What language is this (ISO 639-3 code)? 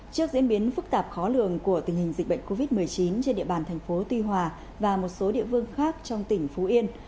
vie